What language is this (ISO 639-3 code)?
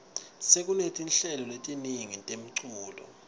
ssw